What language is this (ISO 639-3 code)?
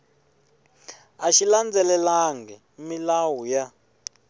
tso